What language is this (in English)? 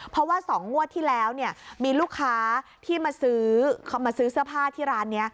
Thai